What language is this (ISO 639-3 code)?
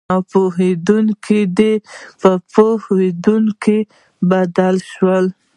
pus